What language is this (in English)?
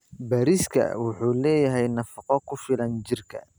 Somali